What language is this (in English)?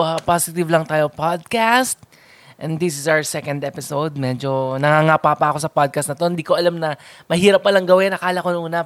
Filipino